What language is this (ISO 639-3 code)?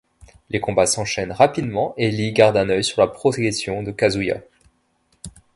fra